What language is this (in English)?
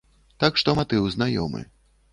Belarusian